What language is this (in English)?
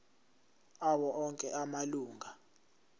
Zulu